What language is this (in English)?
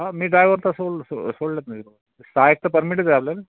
Marathi